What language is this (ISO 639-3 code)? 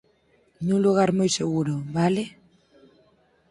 glg